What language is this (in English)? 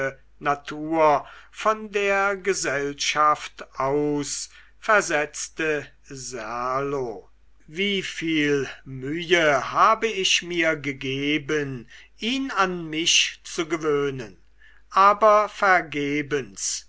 German